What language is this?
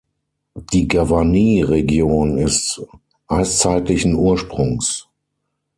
German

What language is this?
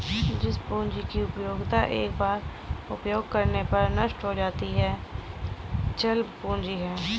Hindi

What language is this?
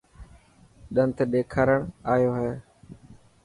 Dhatki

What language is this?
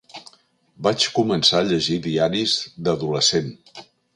Catalan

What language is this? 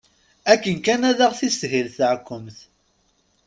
Kabyle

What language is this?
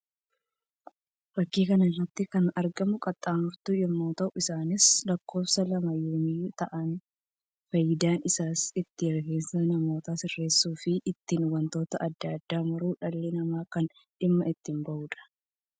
Oromo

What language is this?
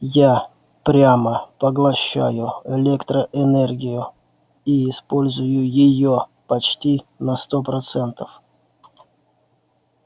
Russian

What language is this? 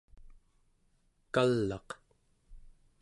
Central Yupik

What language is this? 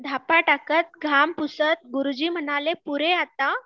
Marathi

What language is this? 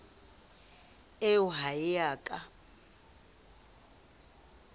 Southern Sotho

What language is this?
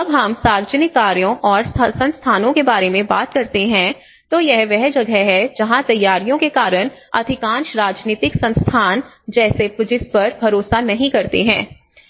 Hindi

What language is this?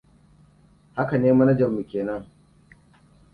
Hausa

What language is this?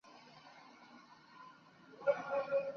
Chinese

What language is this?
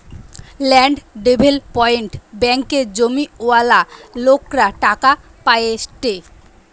Bangla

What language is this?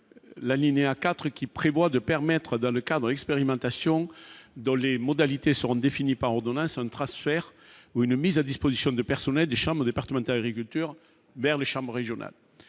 French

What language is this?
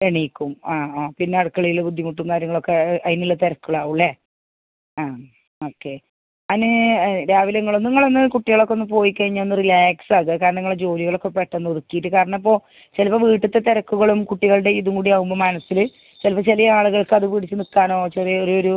Malayalam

